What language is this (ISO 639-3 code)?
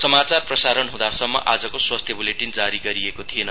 nep